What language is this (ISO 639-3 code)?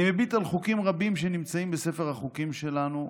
heb